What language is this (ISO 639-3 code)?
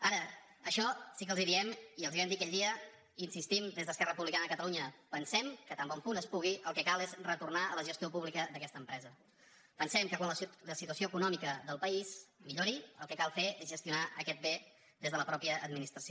cat